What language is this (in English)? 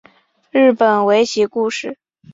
Chinese